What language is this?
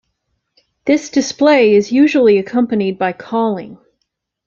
English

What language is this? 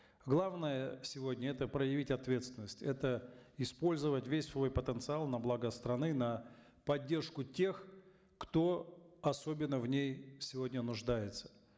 Kazakh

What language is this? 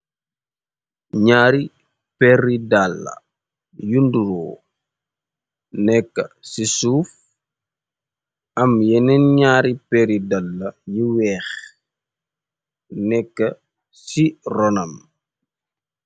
Wolof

